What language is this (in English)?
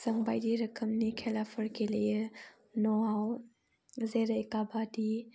Bodo